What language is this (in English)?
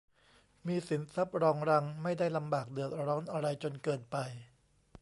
Thai